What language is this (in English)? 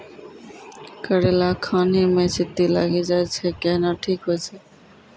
Maithili